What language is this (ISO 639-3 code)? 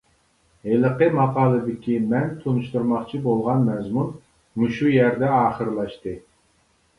uig